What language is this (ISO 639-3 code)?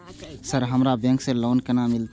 mai